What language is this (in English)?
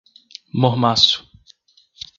Portuguese